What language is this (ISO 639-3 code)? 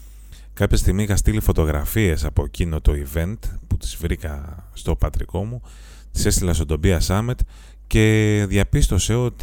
ell